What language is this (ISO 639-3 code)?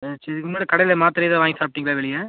tam